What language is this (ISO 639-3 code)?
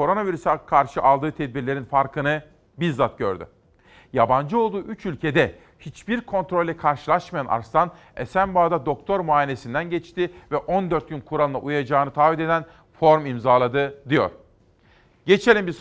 tur